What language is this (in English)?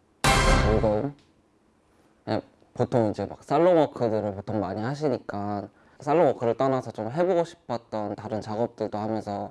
Korean